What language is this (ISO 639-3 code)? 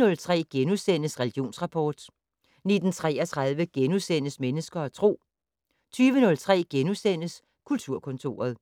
dan